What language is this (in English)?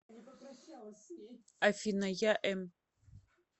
Russian